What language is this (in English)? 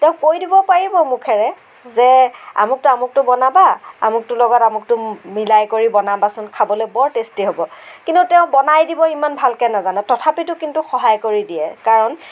Assamese